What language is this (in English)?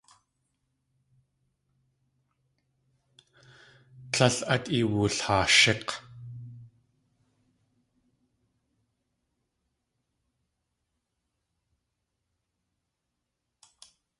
Tlingit